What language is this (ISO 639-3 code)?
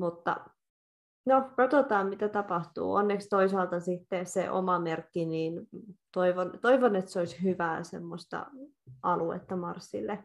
fin